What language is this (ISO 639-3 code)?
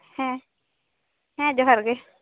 sat